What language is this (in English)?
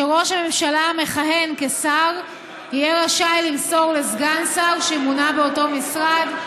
Hebrew